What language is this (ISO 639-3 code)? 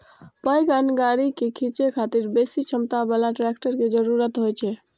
mai